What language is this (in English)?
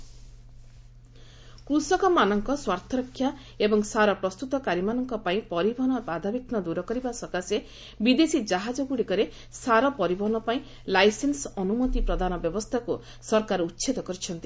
Odia